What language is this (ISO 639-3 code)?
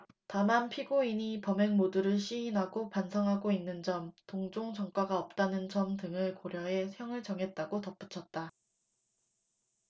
kor